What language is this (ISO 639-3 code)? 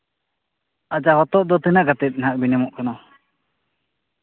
sat